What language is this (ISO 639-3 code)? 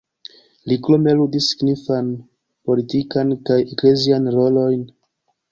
epo